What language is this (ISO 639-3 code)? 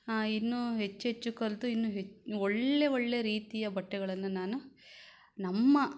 kan